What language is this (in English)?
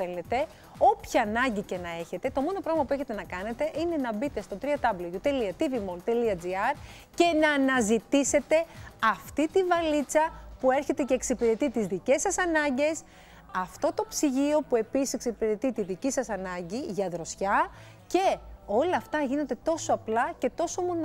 Greek